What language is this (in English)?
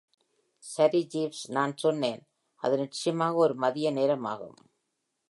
Tamil